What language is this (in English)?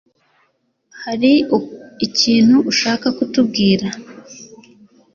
Kinyarwanda